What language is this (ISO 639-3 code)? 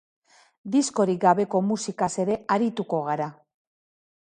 eus